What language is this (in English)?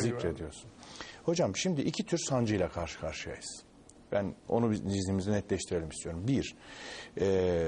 Turkish